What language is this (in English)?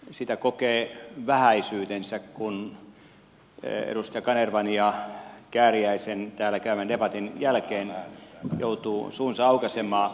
Finnish